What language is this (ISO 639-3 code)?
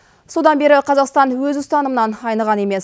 kaz